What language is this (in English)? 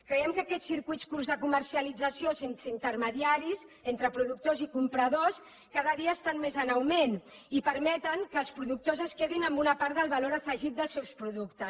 Catalan